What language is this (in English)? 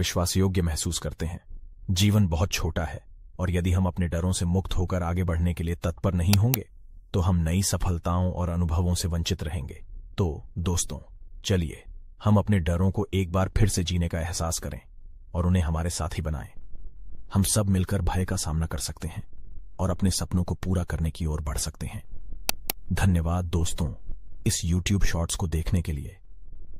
Hindi